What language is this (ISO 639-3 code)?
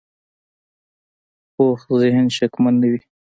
pus